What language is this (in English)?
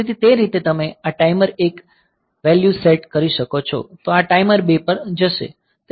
Gujarati